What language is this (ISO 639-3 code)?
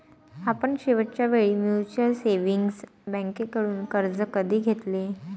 mar